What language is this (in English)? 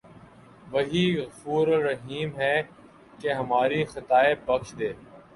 Urdu